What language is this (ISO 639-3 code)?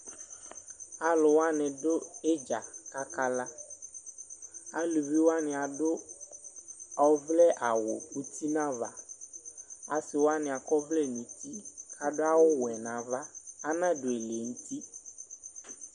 kpo